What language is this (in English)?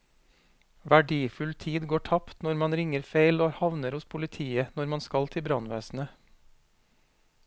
Norwegian